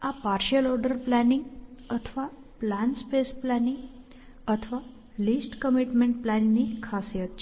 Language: Gujarati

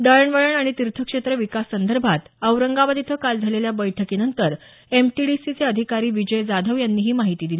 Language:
Marathi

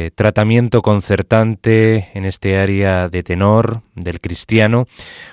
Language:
Spanish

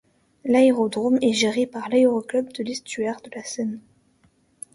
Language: French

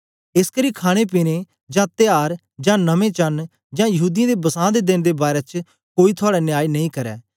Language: Dogri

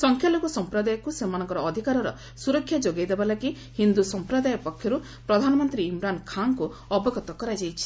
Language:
Odia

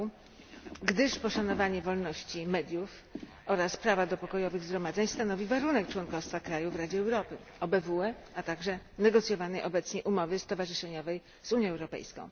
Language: Polish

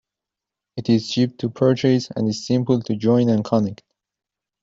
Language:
English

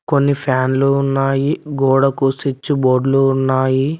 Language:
Telugu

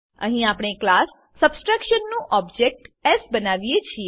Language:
Gujarati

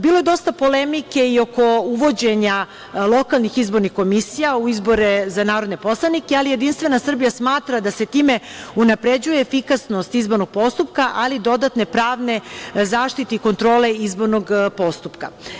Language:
Serbian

